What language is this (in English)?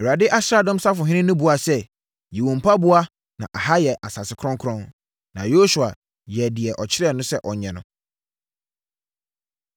Akan